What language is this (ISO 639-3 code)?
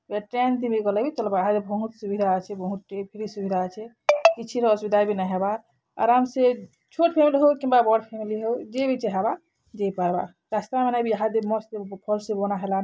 ori